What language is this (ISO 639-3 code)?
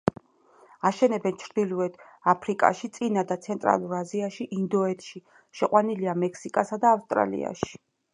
kat